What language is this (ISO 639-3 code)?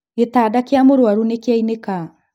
kik